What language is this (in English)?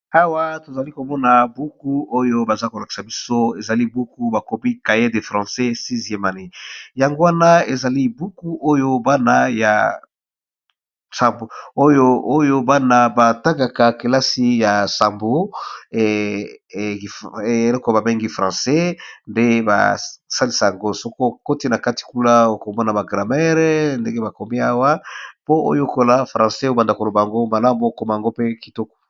Lingala